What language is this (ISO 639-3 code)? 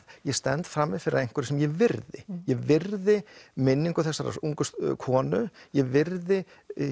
isl